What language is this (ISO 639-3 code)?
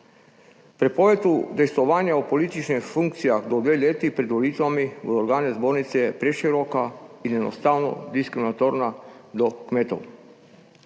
slv